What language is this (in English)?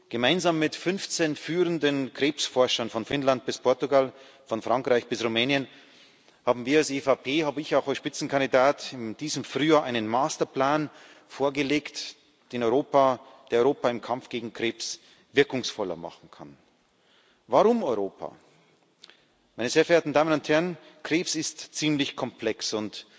German